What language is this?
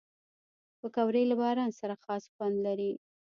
Pashto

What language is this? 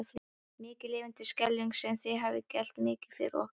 Icelandic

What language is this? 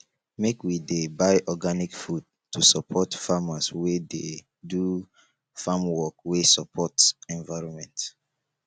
Nigerian Pidgin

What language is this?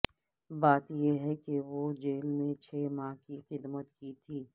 Urdu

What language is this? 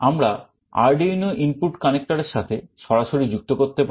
Bangla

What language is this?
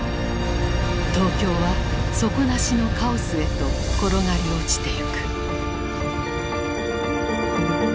Japanese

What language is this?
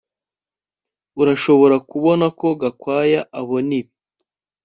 Kinyarwanda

